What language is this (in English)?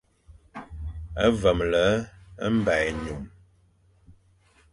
Fang